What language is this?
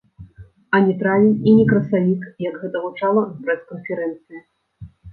Belarusian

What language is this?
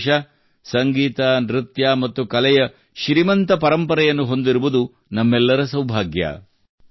Kannada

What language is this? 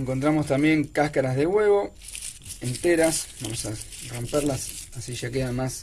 Spanish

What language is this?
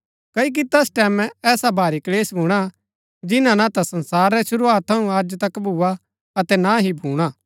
Gaddi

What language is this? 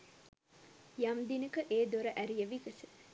Sinhala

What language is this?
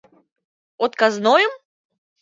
Mari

